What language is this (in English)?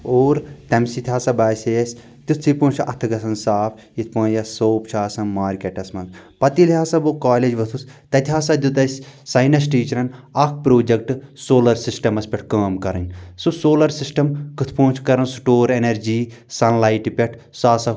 Kashmiri